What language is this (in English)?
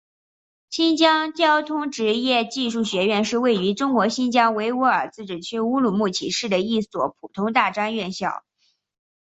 Chinese